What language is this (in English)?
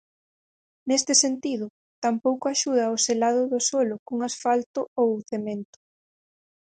Galician